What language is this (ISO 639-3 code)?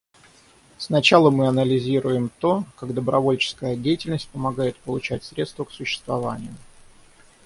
rus